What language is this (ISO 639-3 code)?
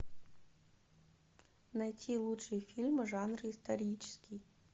rus